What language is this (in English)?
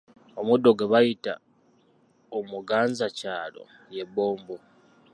Ganda